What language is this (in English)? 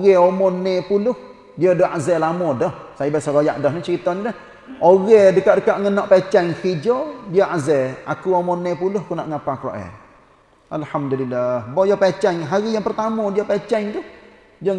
Malay